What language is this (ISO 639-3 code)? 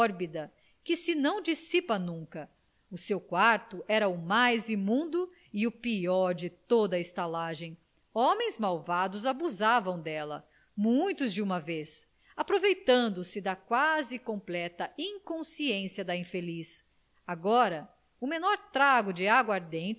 por